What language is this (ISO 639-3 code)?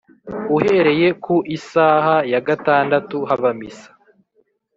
kin